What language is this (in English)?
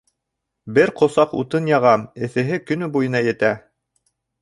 Bashkir